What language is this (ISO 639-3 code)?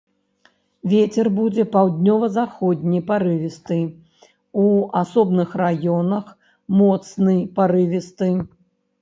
bel